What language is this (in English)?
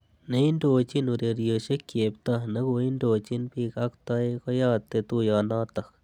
Kalenjin